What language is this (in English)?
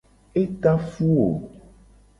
Gen